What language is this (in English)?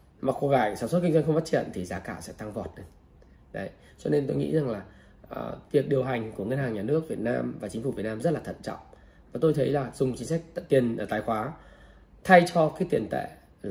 Vietnamese